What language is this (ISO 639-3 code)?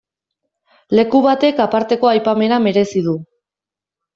eus